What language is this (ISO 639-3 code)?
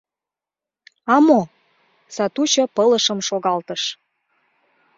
chm